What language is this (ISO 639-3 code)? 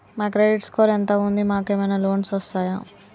tel